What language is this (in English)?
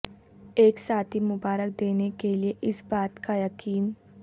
Urdu